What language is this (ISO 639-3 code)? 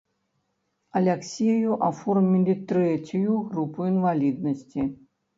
bel